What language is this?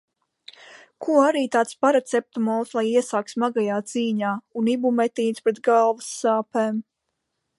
Latvian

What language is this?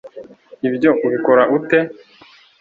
Kinyarwanda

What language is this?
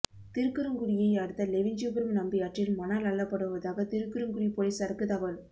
Tamil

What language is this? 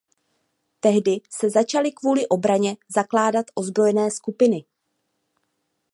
Czech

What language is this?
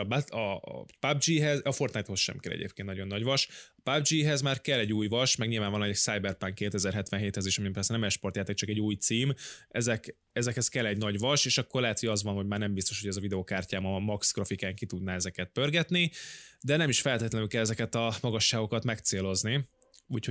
Hungarian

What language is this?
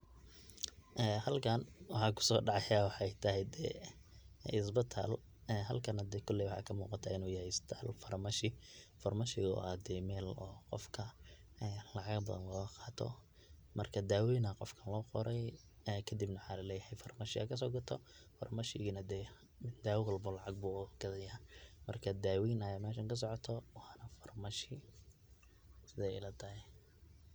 Somali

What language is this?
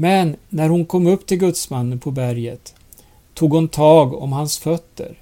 Swedish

